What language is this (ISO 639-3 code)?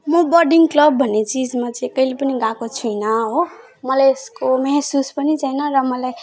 nep